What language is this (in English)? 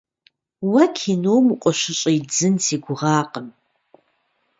Kabardian